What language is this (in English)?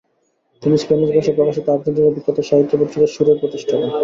Bangla